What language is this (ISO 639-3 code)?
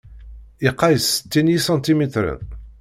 kab